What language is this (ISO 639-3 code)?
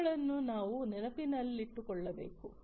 kan